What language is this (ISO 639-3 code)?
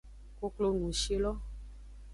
ajg